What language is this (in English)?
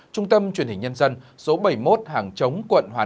Vietnamese